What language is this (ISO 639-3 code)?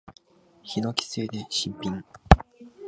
jpn